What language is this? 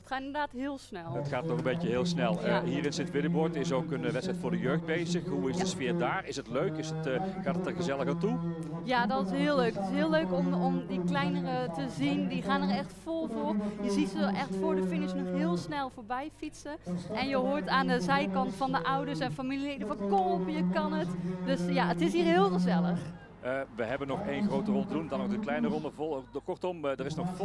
Dutch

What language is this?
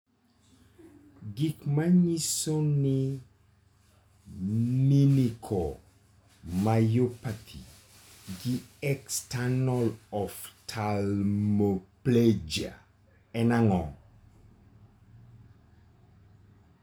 Luo (Kenya and Tanzania)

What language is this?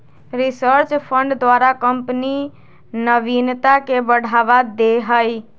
Magahi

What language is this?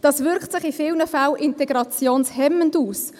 Swiss German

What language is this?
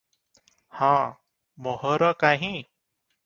Odia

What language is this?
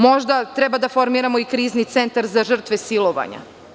Serbian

